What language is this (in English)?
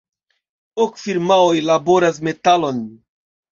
Esperanto